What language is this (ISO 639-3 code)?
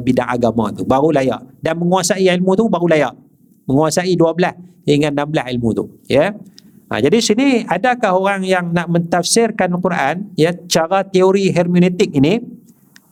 msa